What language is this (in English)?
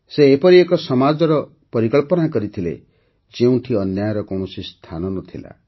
Odia